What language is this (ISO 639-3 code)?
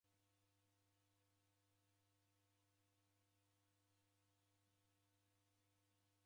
dav